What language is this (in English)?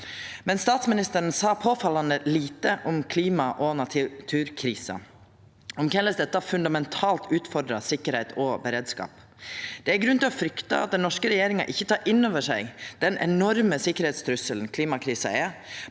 Norwegian